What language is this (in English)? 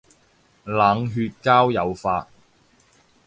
Cantonese